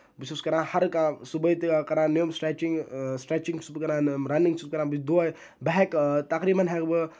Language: Kashmiri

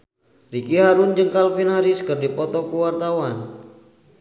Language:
Sundanese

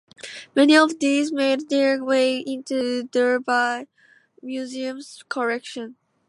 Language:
English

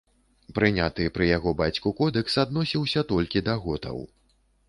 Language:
Belarusian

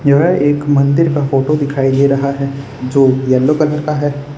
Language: Hindi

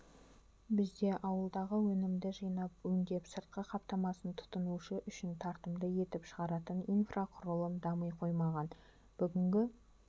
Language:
Kazakh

